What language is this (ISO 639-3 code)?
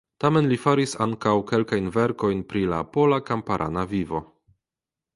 epo